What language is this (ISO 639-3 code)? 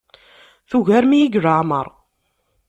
kab